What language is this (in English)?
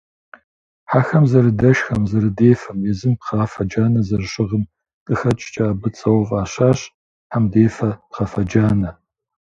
Kabardian